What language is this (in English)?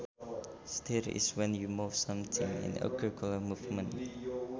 Sundanese